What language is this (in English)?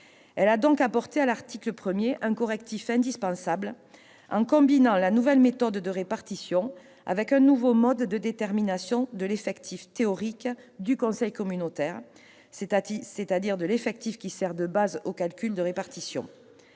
French